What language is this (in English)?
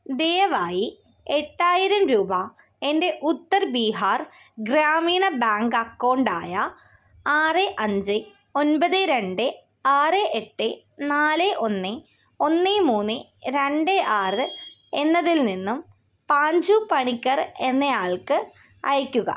Malayalam